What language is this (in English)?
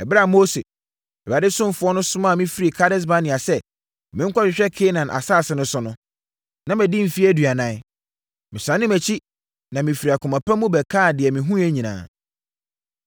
Akan